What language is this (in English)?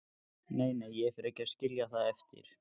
Icelandic